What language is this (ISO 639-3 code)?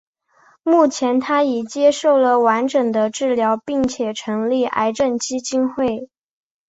zho